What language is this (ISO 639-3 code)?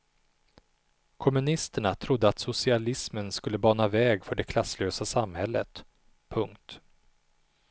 swe